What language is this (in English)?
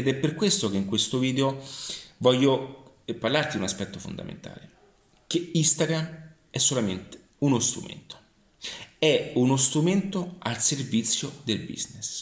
Italian